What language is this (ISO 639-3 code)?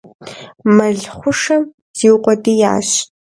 kbd